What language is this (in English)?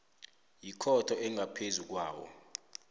South Ndebele